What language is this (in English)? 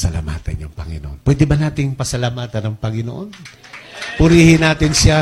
Filipino